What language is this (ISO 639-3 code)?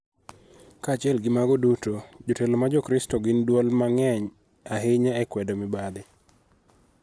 luo